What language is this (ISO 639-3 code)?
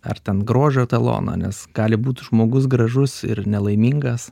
lit